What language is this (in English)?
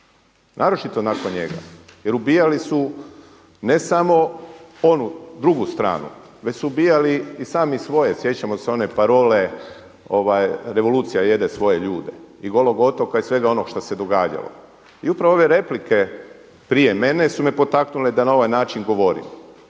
Croatian